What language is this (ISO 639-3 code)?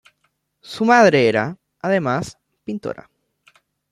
spa